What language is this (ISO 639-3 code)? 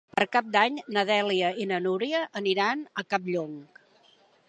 cat